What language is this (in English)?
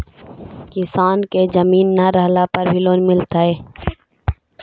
Magahi